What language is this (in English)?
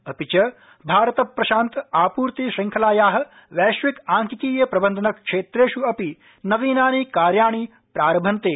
Sanskrit